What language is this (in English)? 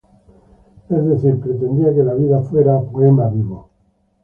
Spanish